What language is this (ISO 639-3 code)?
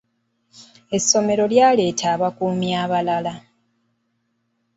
lug